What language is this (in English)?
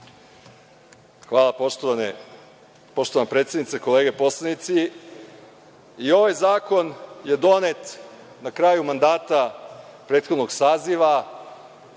Serbian